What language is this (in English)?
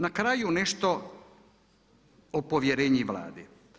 Croatian